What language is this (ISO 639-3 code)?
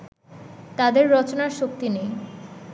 ben